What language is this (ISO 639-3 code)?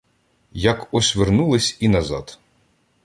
ukr